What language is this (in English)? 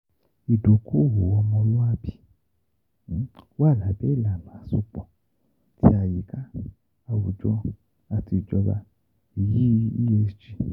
Yoruba